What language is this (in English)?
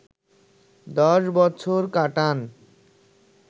Bangla